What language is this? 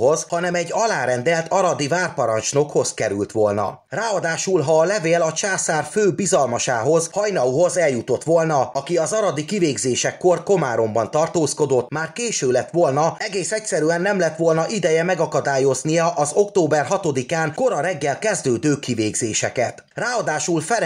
Hungarian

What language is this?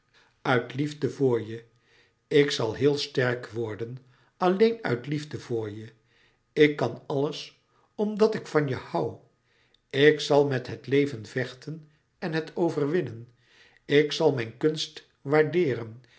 Dutch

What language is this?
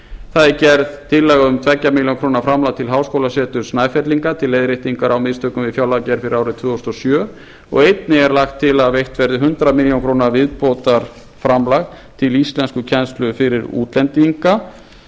Icelandic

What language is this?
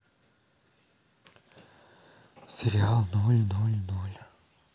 Russian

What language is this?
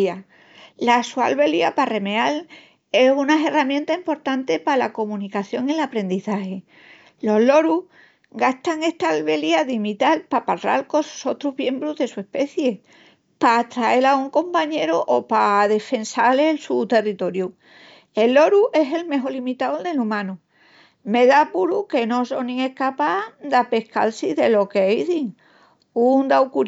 Extremaduran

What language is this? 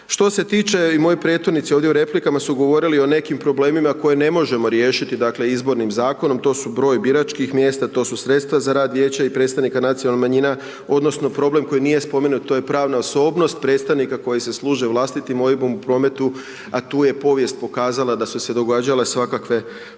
Croatian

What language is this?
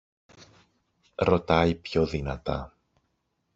Greek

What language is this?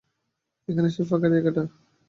Bangla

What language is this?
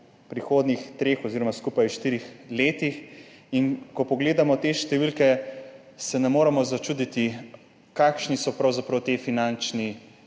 Slovenian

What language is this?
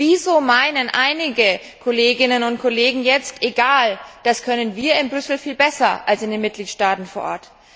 German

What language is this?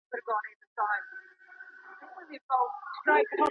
Pashto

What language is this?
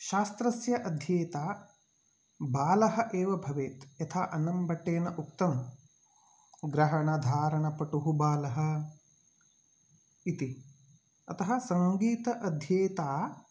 Sanskrit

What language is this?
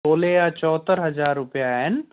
Sindhi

